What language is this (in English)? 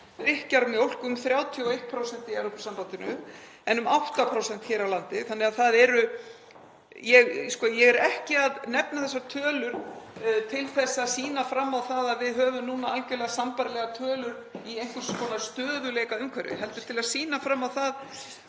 Icelandic